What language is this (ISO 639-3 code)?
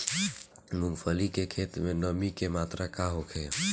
bho